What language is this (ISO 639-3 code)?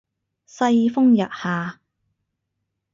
yue